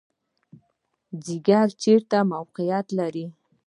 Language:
Pashto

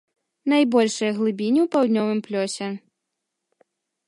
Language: Belarusian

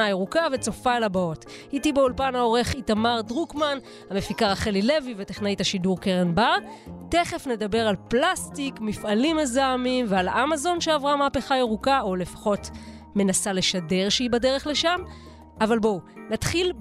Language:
Hebrew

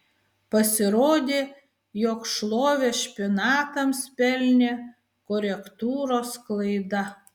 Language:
Lithuanian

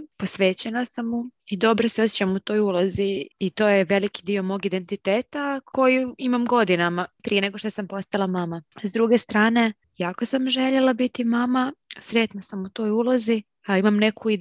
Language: Croatian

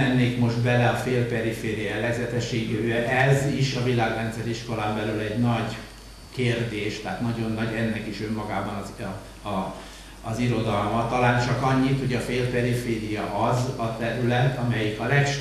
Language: Hungarian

